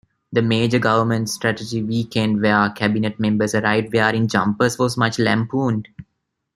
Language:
English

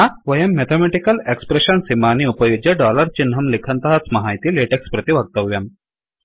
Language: Sanskrit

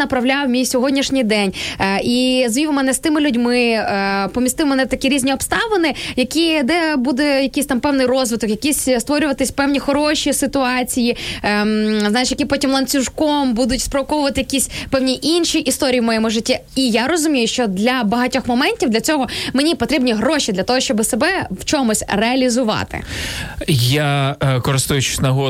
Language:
Ukrainian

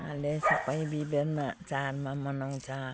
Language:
Nepali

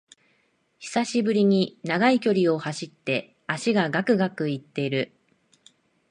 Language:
Japanese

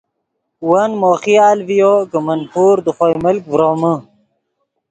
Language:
Yidgha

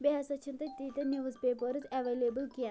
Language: Kashmiri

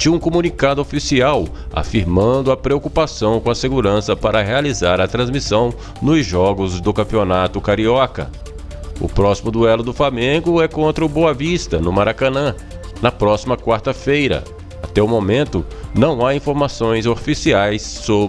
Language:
Portuguese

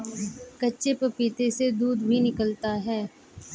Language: Hindi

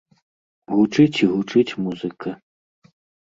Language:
Belarusian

